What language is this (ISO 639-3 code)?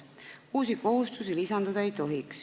est